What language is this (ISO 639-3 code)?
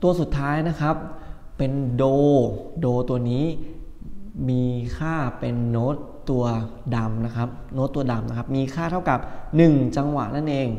tha